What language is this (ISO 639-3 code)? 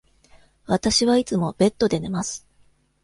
jpn